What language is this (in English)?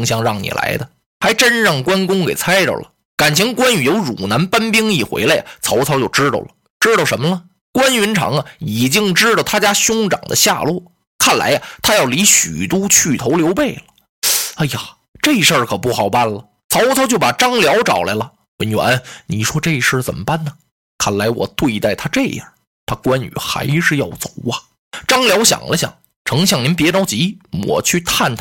Chinese